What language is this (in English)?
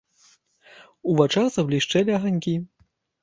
Belarusian